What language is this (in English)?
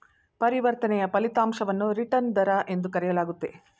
Kannada